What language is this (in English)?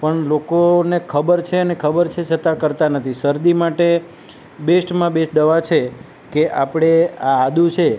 Gujarati